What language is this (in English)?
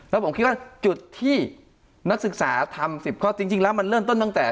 Thai